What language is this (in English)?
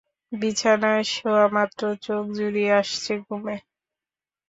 Bangla